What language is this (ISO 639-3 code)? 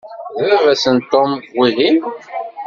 kab